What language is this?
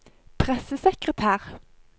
Norwegian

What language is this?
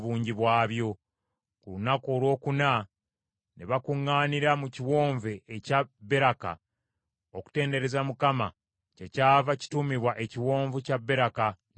Ganda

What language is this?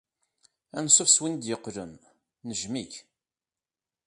Kabyle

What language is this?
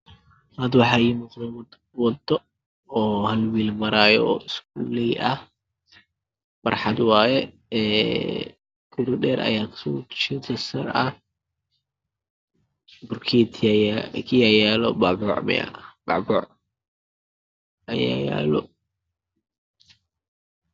Somali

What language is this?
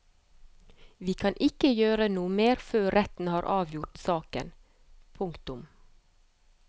Norwegian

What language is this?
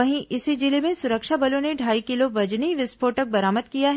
Hindi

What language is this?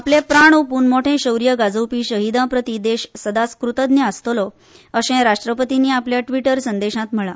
Konkani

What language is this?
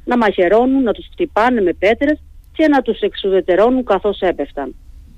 Greek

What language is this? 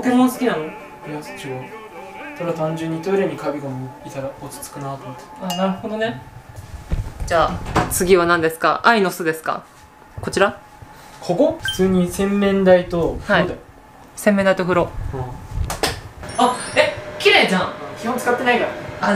Japanese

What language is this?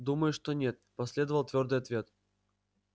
Russian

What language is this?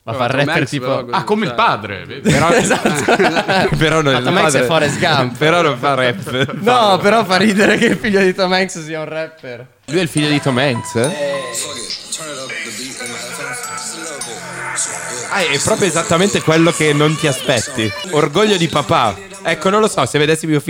Italian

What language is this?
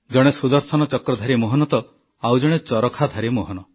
Odia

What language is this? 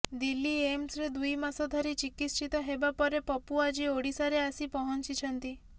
Odia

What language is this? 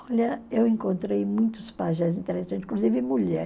Portuguese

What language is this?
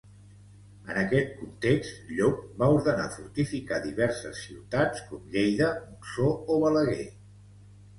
Catalan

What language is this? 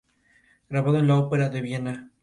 Spanish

